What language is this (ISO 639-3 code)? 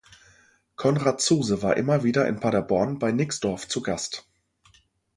deu